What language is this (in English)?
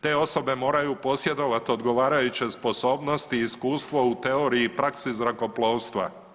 Croatian